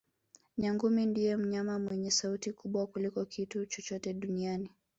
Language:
Swahili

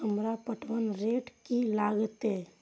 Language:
Maithili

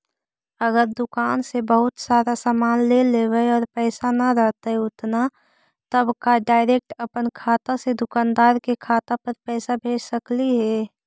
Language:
Magahi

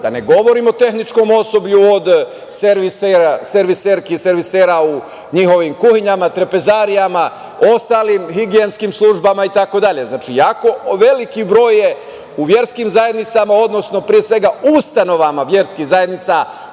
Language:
Serbian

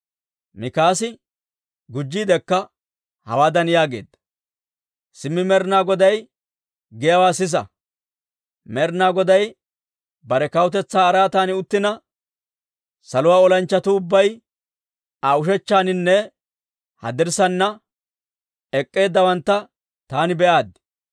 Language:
Dawro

